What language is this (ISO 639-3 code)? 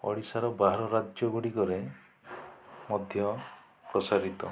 ori